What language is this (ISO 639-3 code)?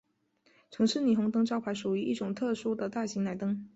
zho